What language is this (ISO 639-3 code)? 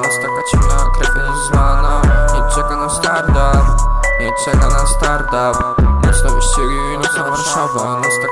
pol